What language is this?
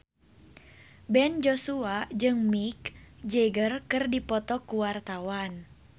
Sundanese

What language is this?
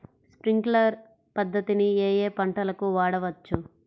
Telugu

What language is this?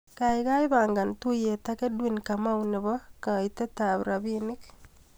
Kalenjin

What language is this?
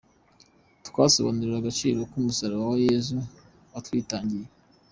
Kinyarwanda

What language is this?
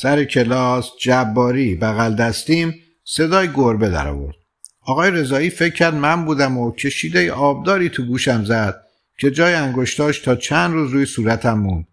Persian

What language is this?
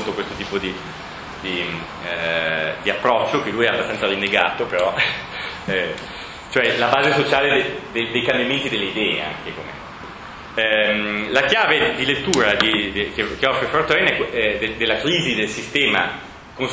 Italian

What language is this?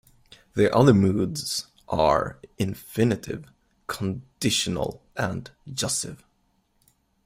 English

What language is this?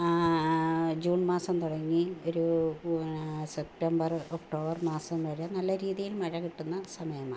Malayalam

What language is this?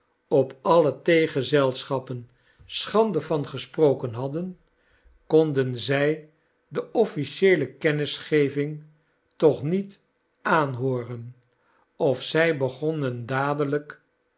Dutch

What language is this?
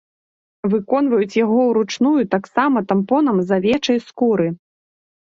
Belarusian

